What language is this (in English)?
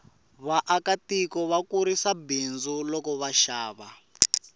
Tsonga